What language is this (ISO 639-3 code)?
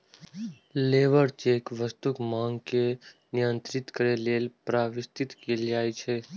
mai